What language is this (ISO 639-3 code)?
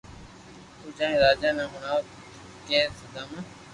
lrk